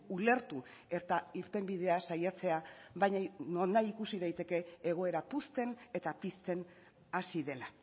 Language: Basque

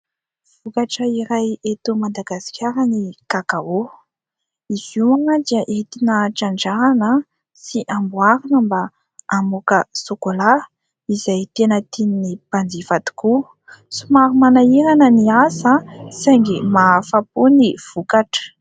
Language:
Malagasy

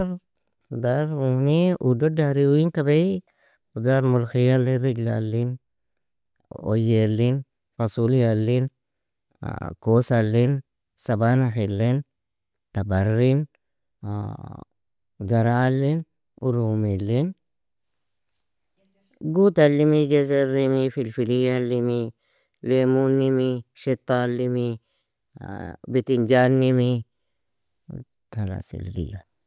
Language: Nobiin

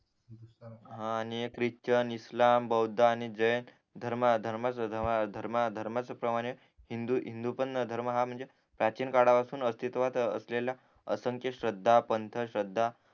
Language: Marathi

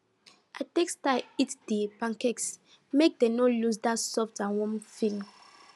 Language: Nigerian Pidgin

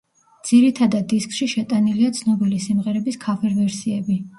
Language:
Georgian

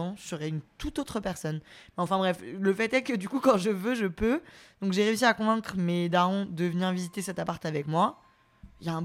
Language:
French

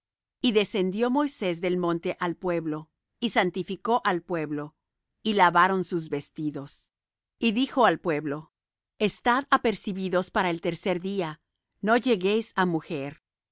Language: Spanish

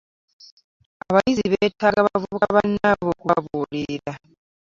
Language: Ganda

